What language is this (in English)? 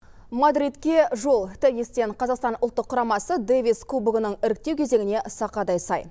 Kazakh